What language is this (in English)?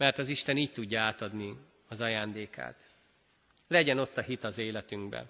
Hungarian